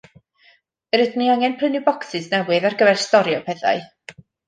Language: Welsh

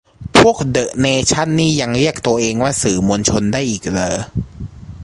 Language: Thai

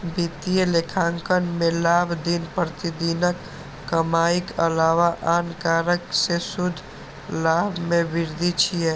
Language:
Maithili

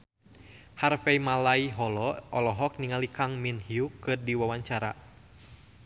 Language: Sundanese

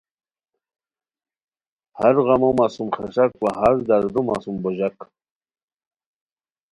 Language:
Khowar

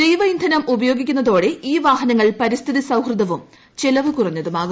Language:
Malayalam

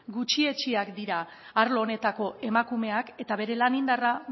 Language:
Basque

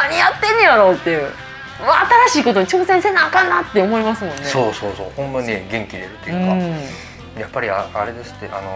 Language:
Japanese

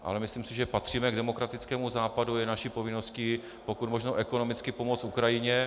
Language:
Czech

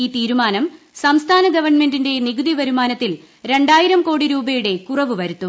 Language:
Malayalam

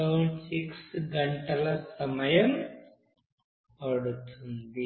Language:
Telugu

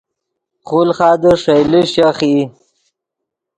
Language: Yidgha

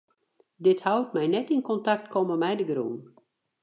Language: Western Frisian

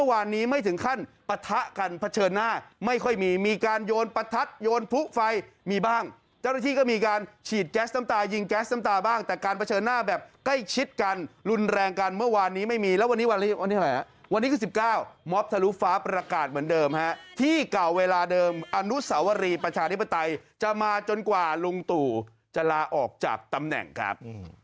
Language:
Thai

